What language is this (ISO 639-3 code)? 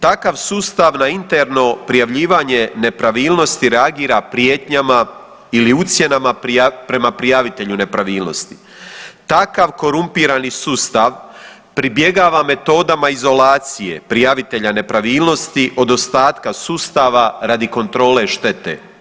hrv